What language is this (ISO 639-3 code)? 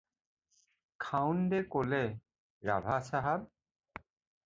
asm